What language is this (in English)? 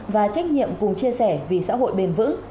Vietnamese